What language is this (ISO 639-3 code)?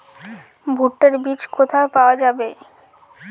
ben